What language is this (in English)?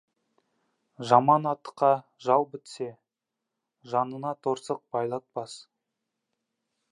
Kazakh